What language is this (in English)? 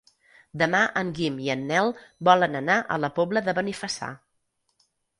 Catalan